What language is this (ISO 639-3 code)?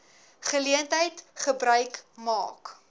afr